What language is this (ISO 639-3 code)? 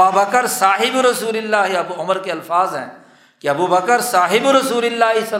urd